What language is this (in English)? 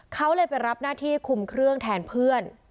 Thai